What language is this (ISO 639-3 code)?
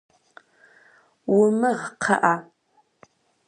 kbd